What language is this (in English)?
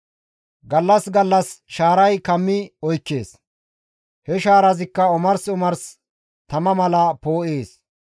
Gamo